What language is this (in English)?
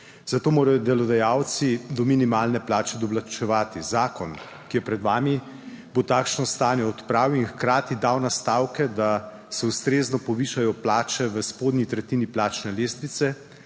Slovenian